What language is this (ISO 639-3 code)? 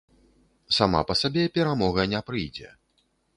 bel